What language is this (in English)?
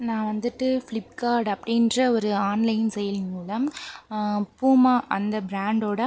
Tamil